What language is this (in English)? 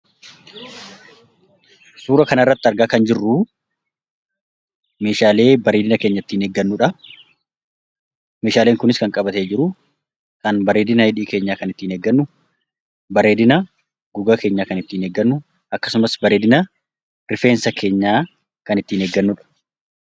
Oromo